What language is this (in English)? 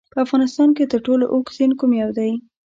Pashto